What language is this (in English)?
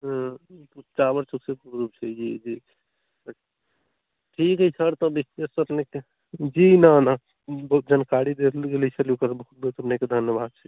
Maithili